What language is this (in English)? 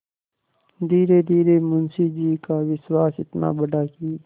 Hindi